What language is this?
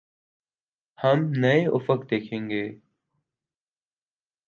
Urdu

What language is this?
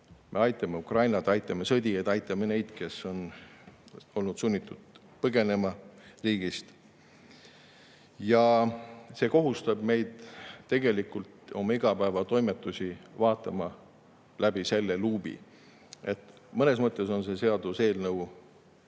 Estonian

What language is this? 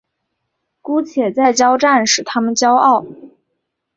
Chinese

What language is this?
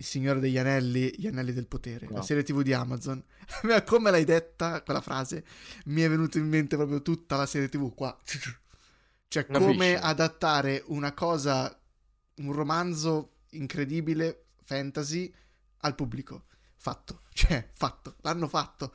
Italian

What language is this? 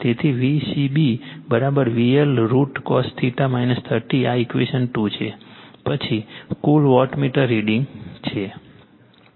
Gujarati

